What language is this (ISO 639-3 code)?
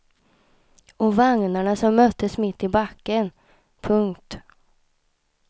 swe